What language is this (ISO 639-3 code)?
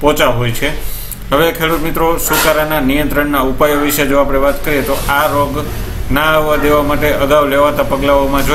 hin